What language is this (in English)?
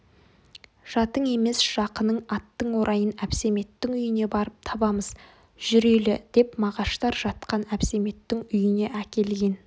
Kazakh